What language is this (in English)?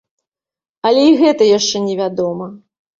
Belarusian